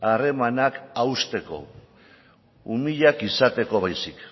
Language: Basque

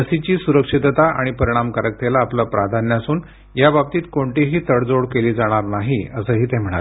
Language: Marathi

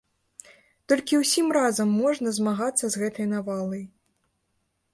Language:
Belarusian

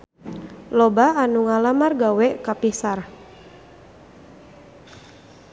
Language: Sundanese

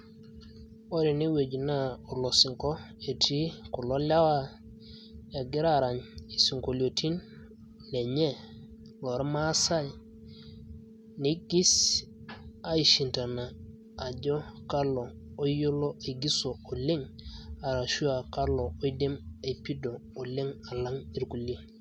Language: Masai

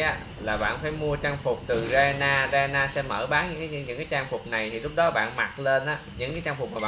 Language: Vietnamese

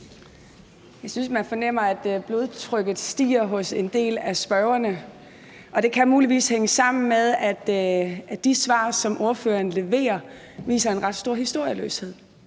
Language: Danish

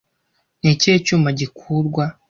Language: Kinyarwanda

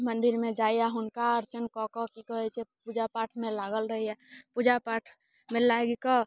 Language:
Maithili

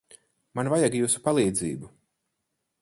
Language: Latvian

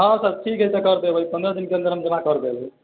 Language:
Maithili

